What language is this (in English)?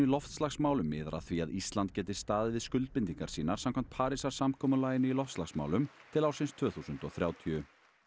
Icelandic